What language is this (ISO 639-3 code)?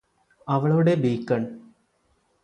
mal